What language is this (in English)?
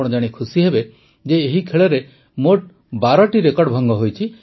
Odia